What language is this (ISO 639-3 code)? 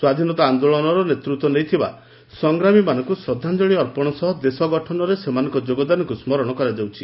ori